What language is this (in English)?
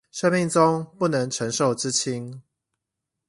Chinese